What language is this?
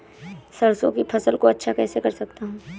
Hindi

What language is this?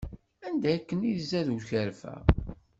Kabyle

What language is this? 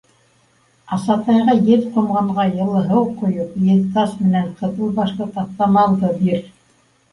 Bashkir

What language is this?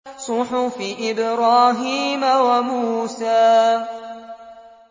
Arabic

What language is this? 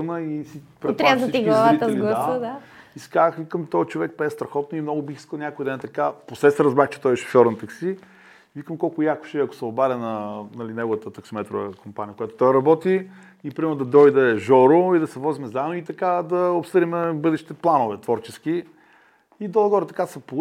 Bulgarian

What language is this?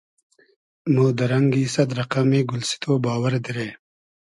Hazaragi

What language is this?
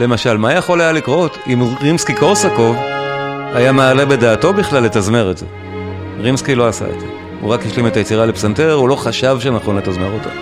Hebrew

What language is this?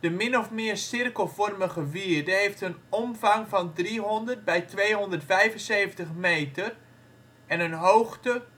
Dutch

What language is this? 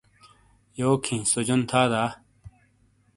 Shina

